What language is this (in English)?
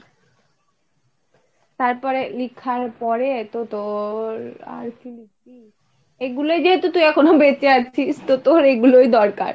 Bangla